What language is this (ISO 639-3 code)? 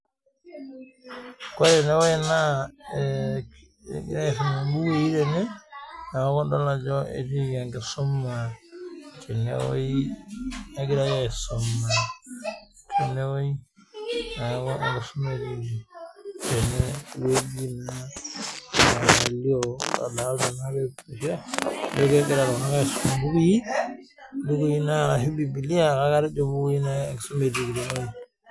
mas